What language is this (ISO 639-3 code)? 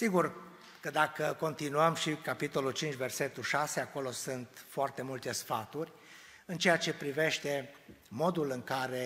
ron